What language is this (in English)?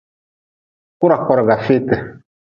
Nawdm